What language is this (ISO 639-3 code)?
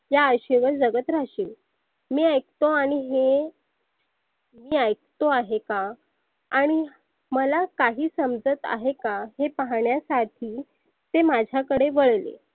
mar